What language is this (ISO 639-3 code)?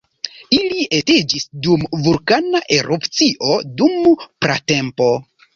epo